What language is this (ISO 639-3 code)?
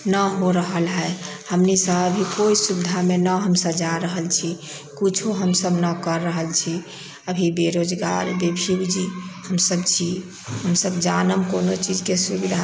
mai